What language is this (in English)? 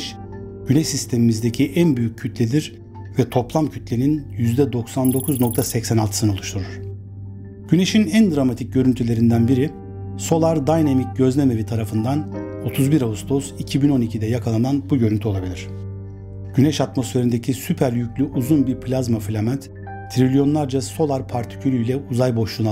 Turkish